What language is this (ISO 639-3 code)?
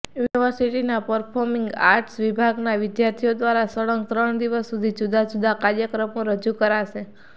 guj